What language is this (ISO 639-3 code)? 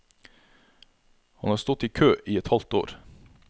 nor